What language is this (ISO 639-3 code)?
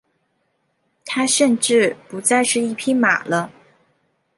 zho